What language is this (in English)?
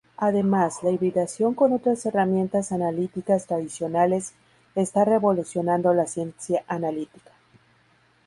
Spanish